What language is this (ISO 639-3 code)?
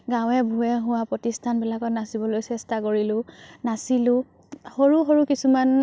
asm